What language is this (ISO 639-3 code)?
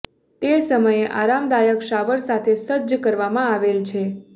guj